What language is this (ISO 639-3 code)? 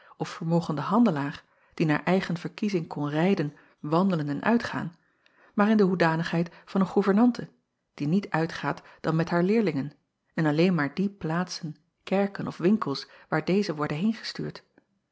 nld